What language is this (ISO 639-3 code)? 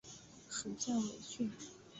zho